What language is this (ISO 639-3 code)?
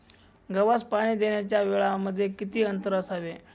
mar